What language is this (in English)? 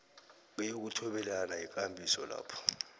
South Ndebele